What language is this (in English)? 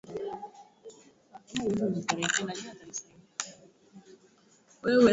Swahili